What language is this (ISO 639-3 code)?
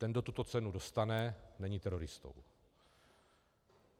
ces